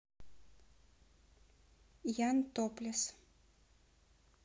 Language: Russian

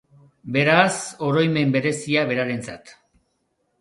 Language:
Basque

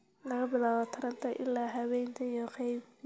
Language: Somali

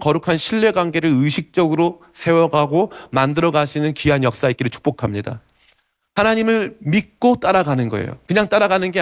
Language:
Korean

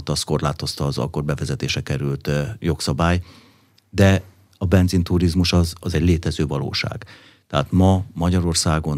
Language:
Hungarian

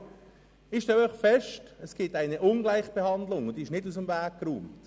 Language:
Swiss German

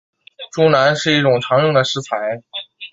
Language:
Chinese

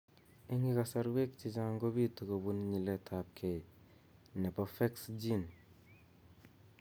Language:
Kalenjin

